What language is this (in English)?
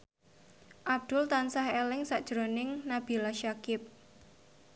Javanese